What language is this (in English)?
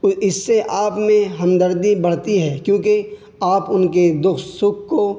Urdu